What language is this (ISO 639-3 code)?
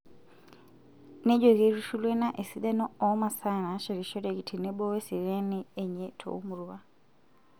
mas